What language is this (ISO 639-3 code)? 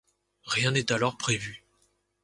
fra